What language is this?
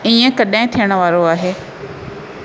Sindhi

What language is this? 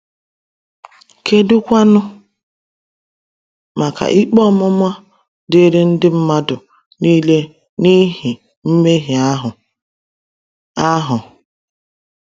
Igbo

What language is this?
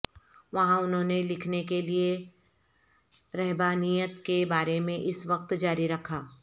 Urdu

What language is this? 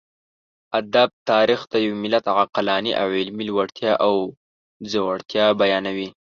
Pashto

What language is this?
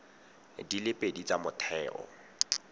Tswana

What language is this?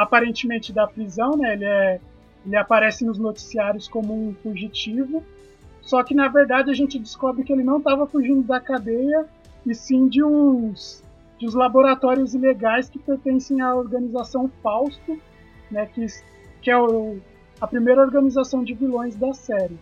Portuguese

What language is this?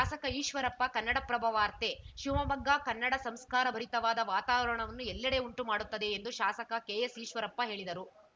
Kannada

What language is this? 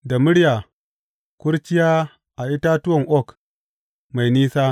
Hausa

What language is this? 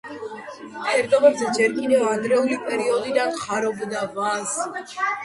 Georgian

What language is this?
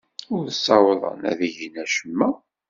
Kabyle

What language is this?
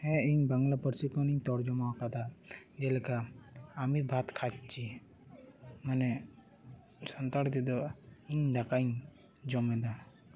Santali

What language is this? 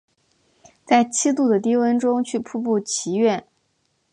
Chinese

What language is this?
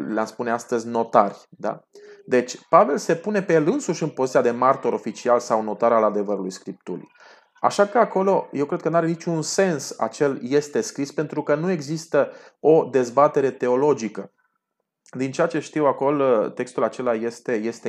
Romanian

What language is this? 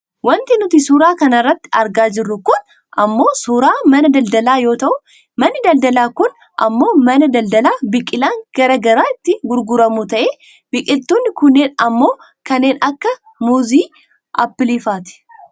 Oromo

